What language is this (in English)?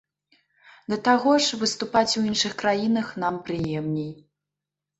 Belarusian